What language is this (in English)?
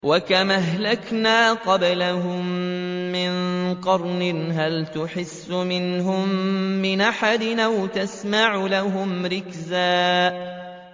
Arabic